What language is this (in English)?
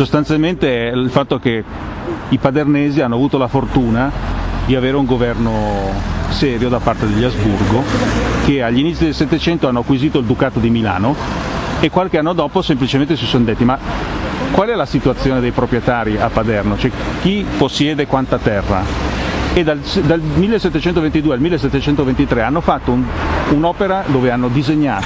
Italian